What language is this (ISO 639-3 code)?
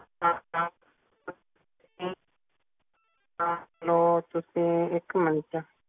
pan